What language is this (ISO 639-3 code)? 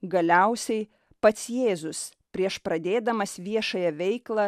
lit